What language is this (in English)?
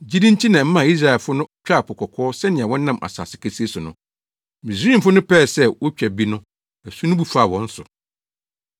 Akan